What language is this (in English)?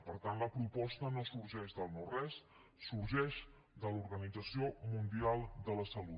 Catalan